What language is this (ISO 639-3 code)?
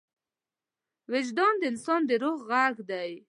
pus